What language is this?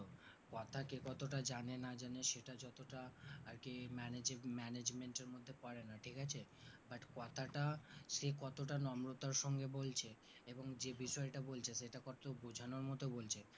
Bangla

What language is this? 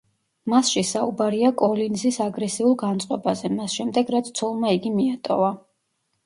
Georgian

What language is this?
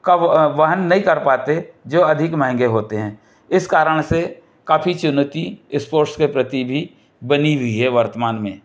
Hindi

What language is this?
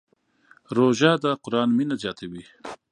Pashto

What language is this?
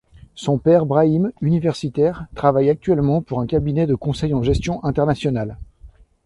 French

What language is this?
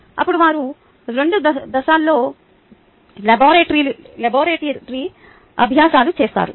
Telugu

